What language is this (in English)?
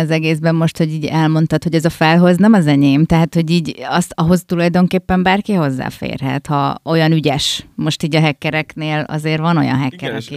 Hungarian